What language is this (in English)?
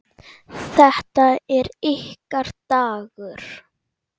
Icelandic